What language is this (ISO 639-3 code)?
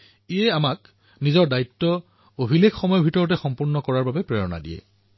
asm